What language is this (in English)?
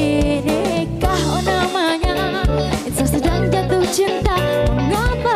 Indonesian